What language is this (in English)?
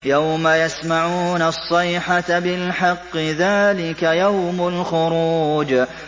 Arabic